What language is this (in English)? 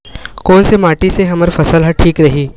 Chhattisgarhi